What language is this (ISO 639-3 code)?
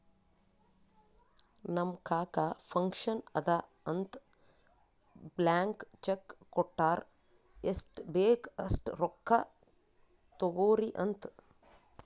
kan